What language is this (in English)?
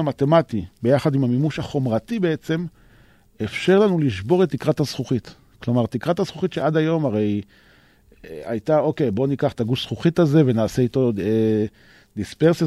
Hebrew